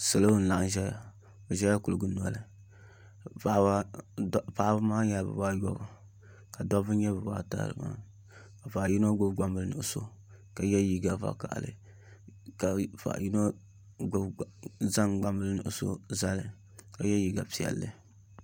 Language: Dagbani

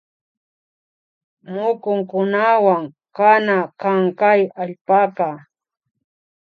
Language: Imbabura Highland Quichua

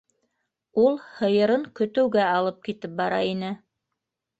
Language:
Bashkir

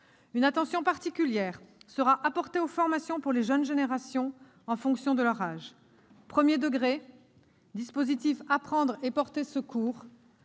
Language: French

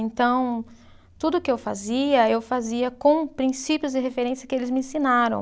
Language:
Portuguese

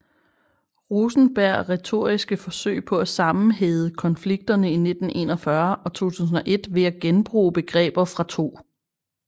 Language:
Danish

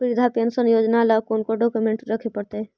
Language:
Magahi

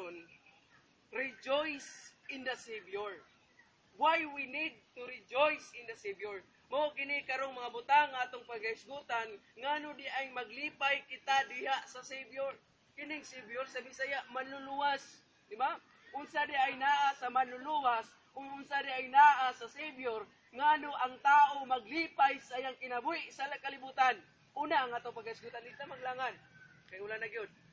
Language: Filipino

